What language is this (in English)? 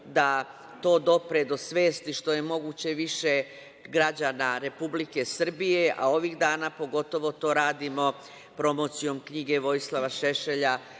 Serbian